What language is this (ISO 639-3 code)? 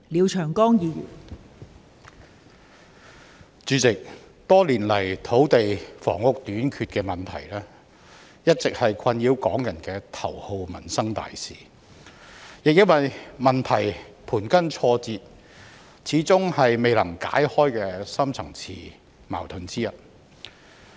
yue